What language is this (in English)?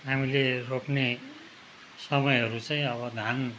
Nepali